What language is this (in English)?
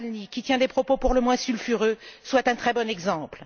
French